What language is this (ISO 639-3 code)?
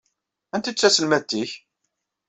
kab